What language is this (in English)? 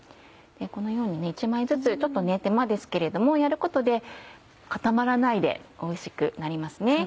Japanese